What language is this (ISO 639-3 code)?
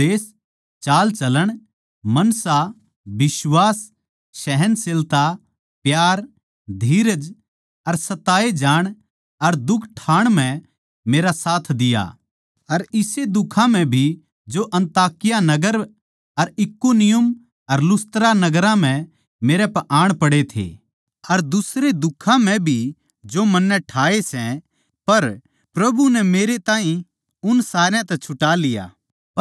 bgc